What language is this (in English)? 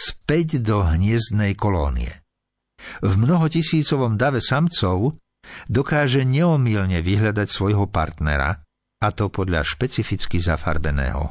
Slovak